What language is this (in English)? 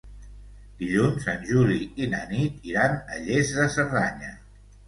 Catalan